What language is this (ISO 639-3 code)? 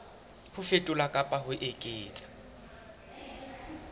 sot